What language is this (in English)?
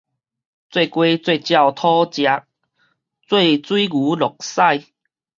Min Nan Chinese